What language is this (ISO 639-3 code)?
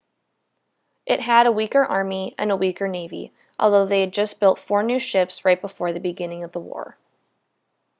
eng